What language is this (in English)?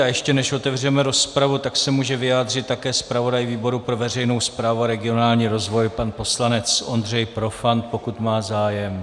Czech